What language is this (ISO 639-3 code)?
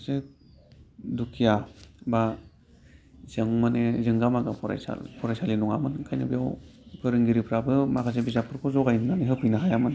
brx